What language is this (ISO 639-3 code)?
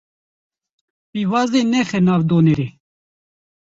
kur